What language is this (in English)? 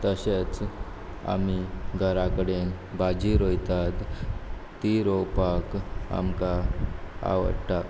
Konkani